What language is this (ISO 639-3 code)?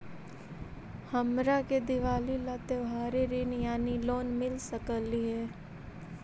mag